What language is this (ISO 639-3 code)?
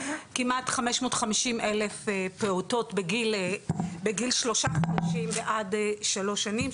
heb